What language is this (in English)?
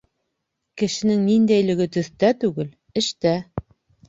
Bashkir